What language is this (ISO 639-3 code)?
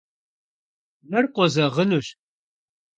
kbd